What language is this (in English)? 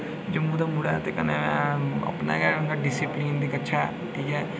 Dogri